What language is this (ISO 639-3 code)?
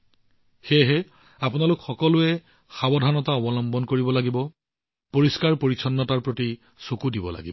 asm